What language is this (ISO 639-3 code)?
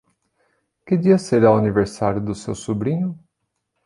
por